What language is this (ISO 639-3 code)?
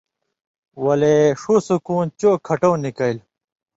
mvy